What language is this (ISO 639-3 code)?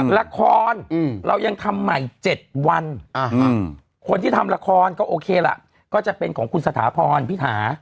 tha